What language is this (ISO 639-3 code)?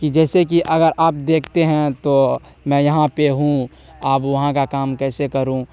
urd